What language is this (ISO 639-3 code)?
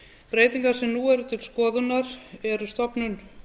isl